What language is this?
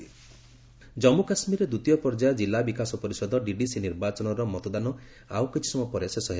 Odia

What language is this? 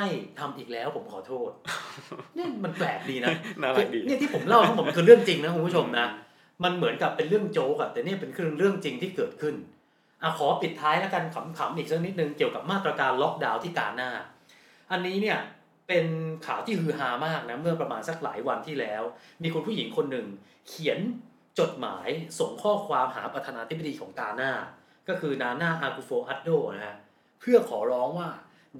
Thai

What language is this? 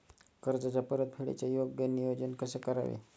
Marathi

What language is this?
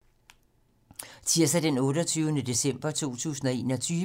Danish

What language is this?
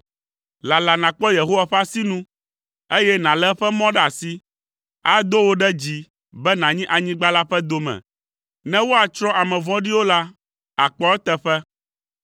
Ewe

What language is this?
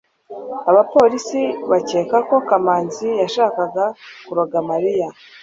Kinyarwanda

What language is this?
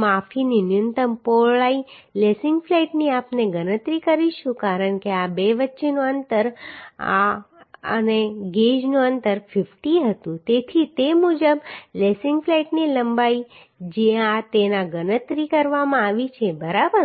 Gujarati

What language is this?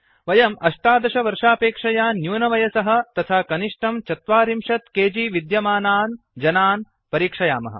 Sanskrit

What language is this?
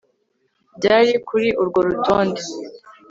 Kinyarwanda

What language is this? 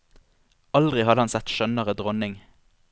Norwegian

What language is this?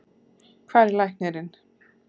Icelandic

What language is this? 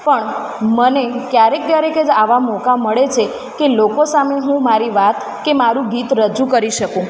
Gujarati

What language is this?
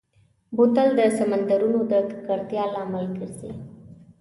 Pashto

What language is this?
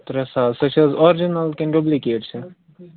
Kashmiri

